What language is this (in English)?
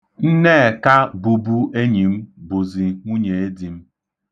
Igbo